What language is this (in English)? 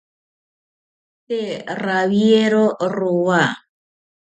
South Ucayali Ashéninka